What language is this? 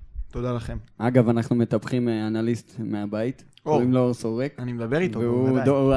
Hebrew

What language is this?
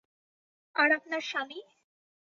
Bangla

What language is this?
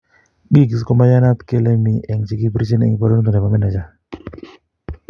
Kalenjin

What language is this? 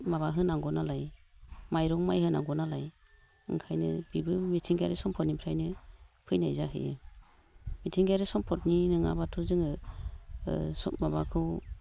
Bodo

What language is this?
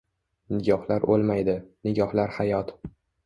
Uzbek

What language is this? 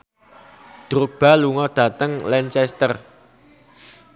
Javanese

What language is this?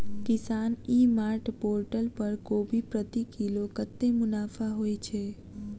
Maithili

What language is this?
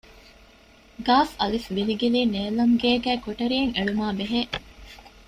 Divehi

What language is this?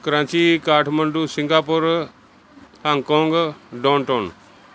Punjabi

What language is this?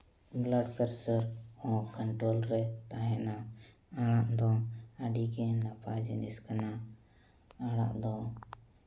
Santali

